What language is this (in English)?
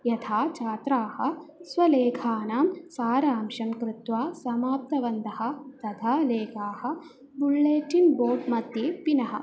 Sanskrit